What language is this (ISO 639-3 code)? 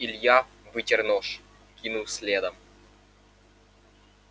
rus